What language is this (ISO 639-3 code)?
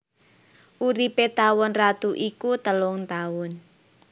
jav